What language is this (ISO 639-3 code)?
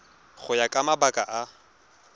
tsn